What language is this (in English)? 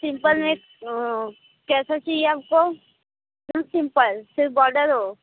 Hindi